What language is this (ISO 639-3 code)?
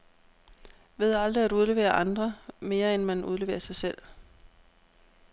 dan